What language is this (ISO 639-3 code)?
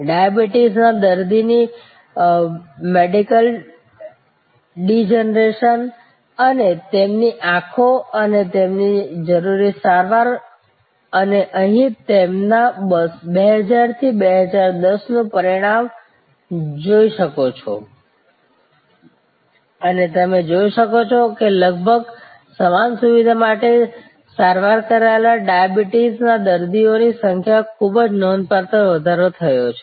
guj